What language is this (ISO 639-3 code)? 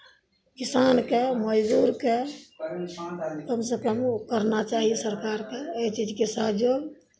mai